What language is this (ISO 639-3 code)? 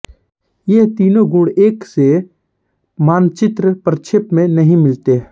hin